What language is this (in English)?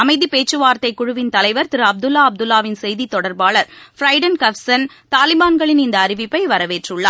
Tamil